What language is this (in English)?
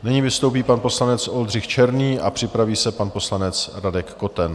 Czech